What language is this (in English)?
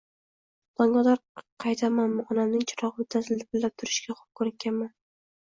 Uzbek